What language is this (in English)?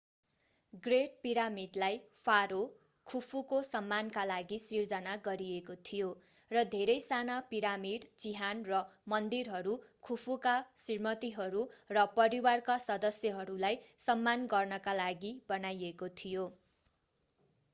Nepali